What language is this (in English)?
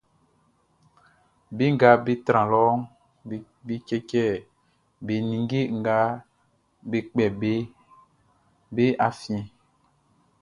Baoulé